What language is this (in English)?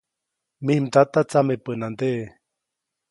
Copainalá Zoque